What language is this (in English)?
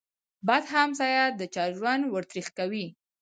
Pashto